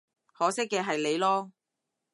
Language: Cantonese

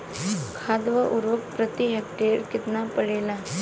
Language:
Bhojpuri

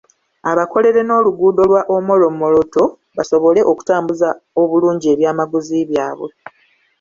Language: Ganda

